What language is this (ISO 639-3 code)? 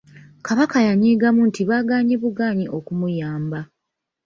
lug